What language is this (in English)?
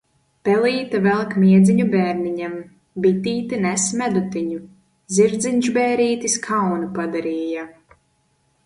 Latvian